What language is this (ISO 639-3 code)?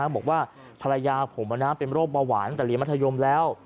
tha